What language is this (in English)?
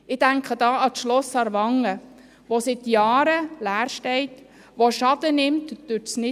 Swiss German